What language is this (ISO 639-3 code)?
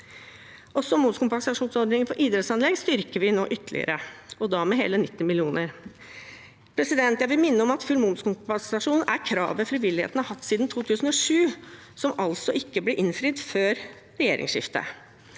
nor